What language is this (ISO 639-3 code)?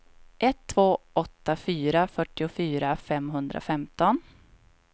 swe